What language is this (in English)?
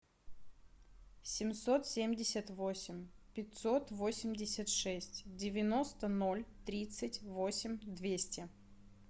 Russian